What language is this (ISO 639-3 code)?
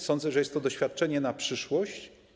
pol